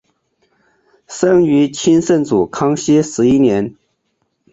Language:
Chinese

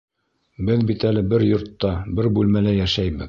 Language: Bashkir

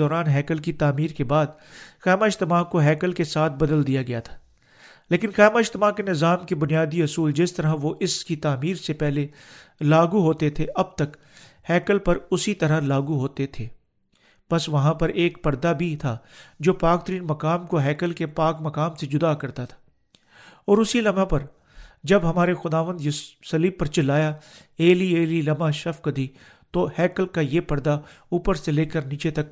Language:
Urdu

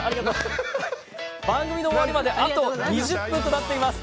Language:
Japanese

